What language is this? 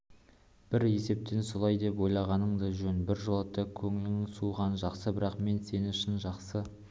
Kazakh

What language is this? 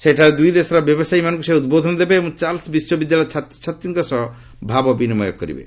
Odia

